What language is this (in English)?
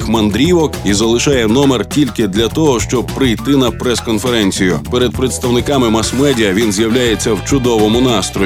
Ukrainian